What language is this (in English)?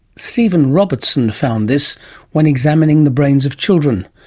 English